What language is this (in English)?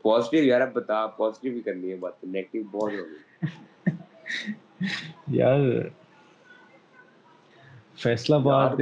Urdu